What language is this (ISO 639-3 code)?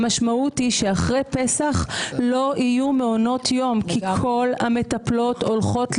heb